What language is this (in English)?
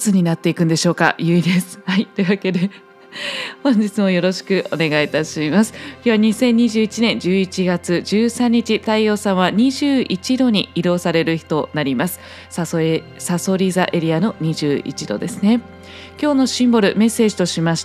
Japanese